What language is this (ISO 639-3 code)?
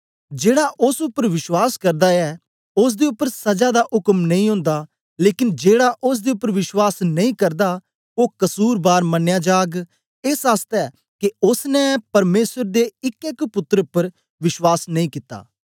doi